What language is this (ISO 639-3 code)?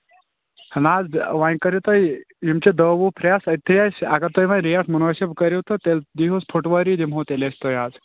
kas